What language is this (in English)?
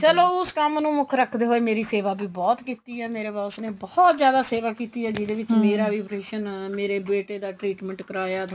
Punjabi